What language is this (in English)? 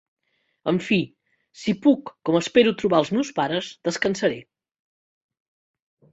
Catalan